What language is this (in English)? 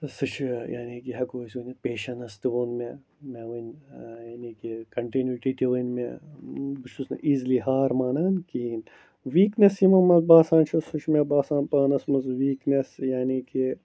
Kashmiri